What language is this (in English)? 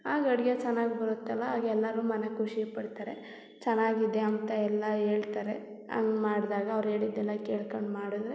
Kannada